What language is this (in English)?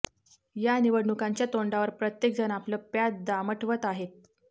Marathi